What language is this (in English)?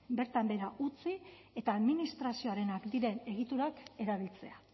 Basque